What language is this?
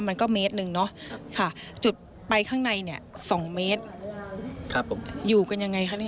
Thai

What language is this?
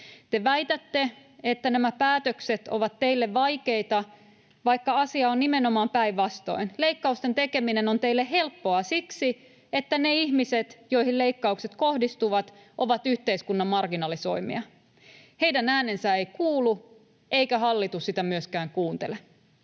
Finnish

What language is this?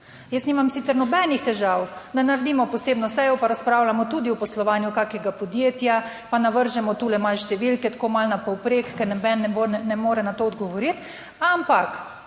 Slovenian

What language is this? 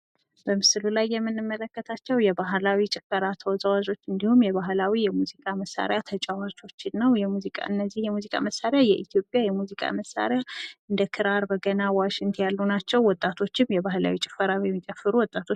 Amharic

